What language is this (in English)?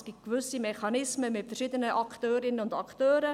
Swiss German